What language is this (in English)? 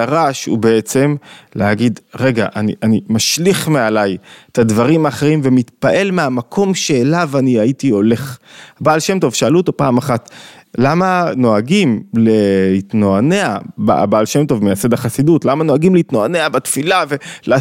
Hebrew